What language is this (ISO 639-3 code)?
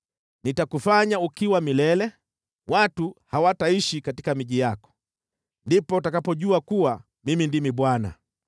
swa